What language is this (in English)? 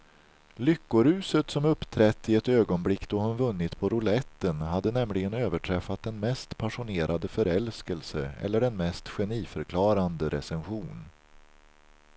Swedish